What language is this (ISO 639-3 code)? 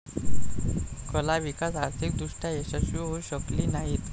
mar